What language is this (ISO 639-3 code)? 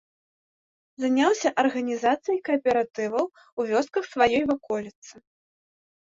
bel